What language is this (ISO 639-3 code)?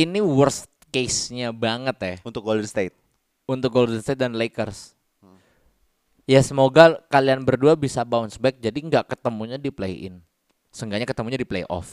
ind